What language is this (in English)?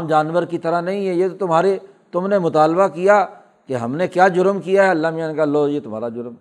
Urdu